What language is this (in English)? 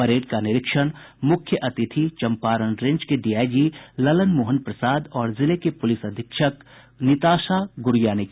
Hindi